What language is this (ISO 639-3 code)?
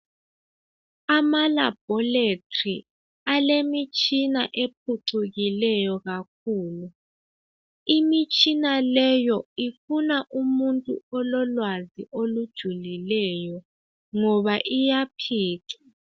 nde